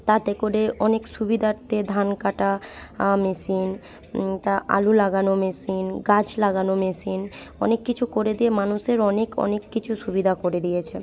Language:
Bangla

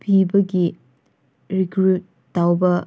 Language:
Manipuri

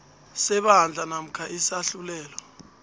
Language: South Ndebele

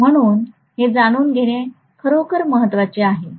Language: Marathi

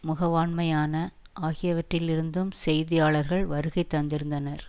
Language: Tamil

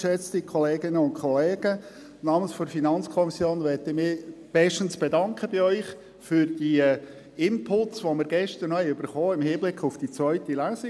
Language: Swiss German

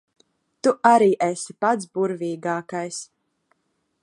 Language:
Latvian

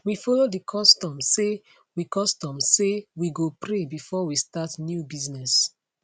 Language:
Nigerian Pidgin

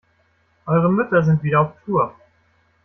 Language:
German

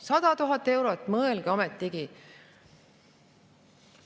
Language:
Estonian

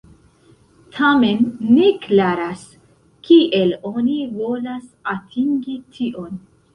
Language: Esperanto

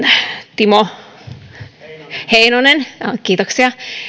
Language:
Finnish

